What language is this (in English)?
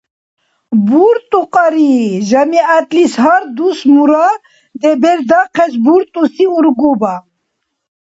Dargwa